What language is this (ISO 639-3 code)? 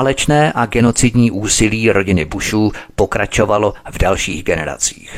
ces